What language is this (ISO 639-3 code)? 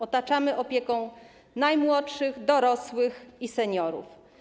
pol